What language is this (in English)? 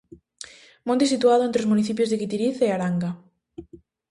Galician